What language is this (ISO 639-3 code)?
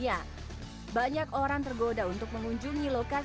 ind